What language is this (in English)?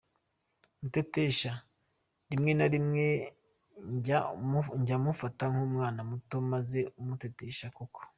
Kinyarwanda